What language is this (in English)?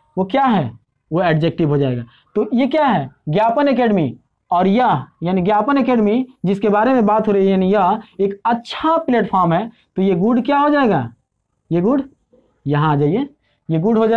Hindi